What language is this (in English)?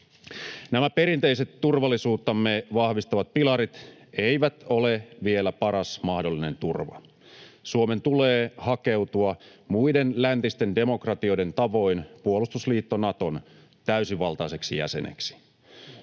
Finnish